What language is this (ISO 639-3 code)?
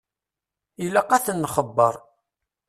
kab